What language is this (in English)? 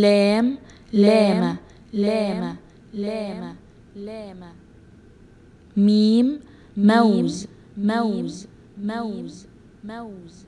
Arabic